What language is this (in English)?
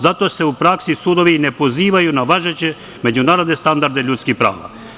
Serbian